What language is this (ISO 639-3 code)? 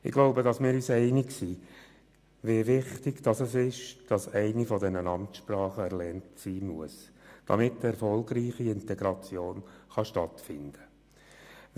gsw